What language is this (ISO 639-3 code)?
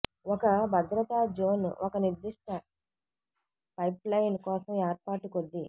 tel